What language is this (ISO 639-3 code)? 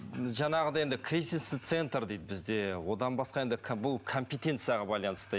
kaz